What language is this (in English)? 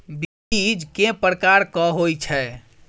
Maithili